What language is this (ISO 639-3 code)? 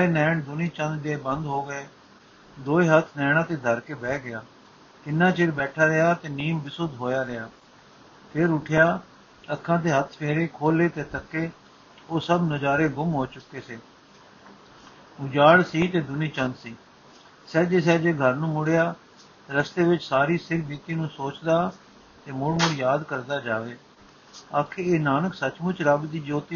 pan